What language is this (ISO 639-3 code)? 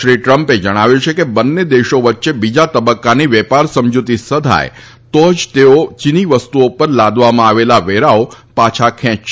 guj